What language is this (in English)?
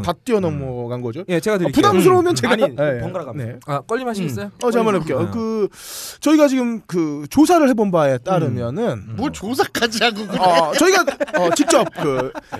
Korean